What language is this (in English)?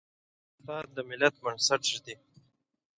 Pashto